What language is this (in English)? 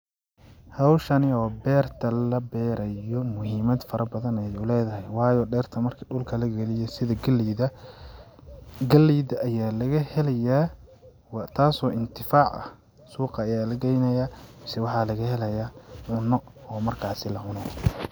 Somali